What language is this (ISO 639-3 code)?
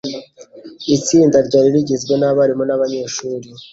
kin